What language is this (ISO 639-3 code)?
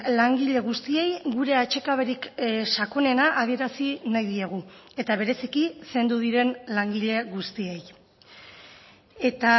eus